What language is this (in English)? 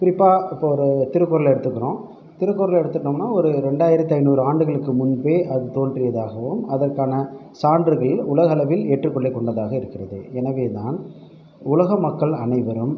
Tamil